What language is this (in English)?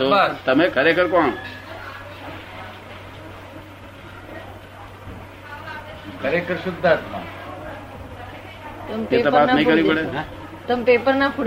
Gujarati